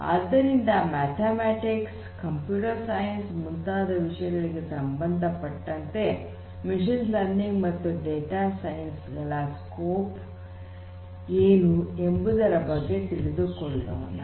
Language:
Kannada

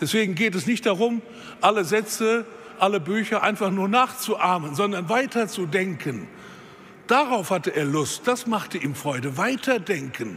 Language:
German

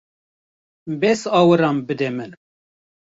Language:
Kurdish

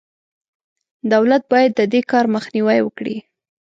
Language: Pashto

